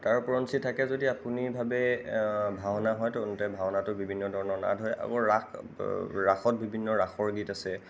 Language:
Assamese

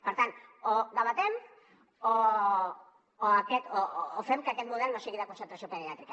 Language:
Catalan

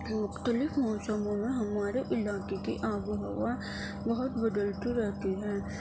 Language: Urdu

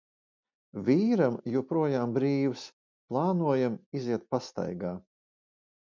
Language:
Latvian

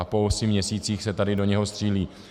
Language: Czech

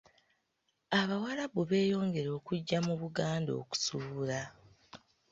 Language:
Ganda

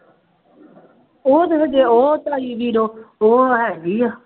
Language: Punjabi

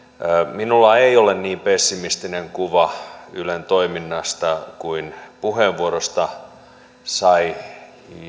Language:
Finnish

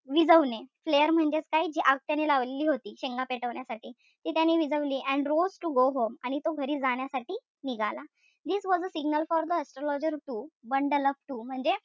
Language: Marathi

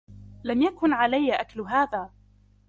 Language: Arabic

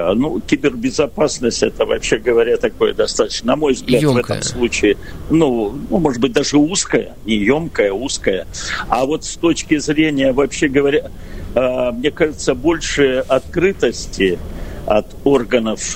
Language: Russian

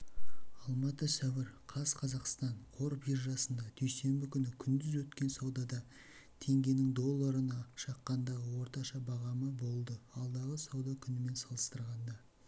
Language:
Kazakh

